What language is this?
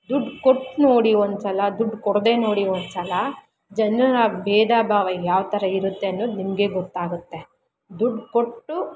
Kannada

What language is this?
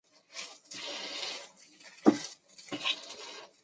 Chinese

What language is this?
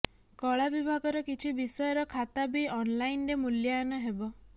Odia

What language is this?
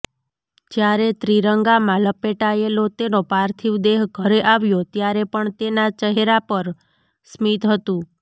Gujarati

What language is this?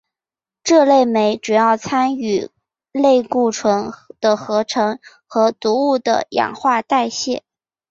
Chinese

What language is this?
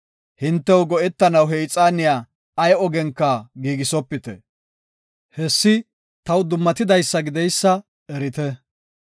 Gofa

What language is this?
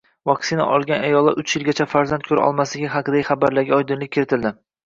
Uzbek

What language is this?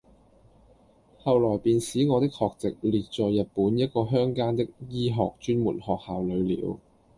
Cantonese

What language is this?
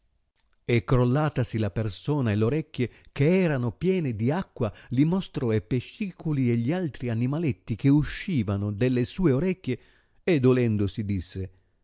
Italian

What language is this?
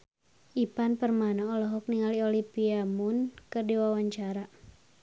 Sundanese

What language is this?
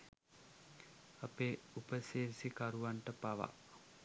Sinhala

